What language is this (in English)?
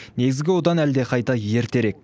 Kazakh